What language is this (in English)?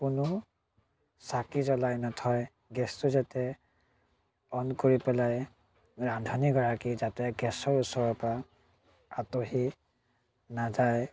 Assamese